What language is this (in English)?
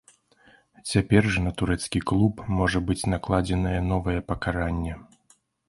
Belarusian